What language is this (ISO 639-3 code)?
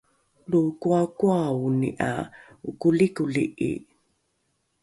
dru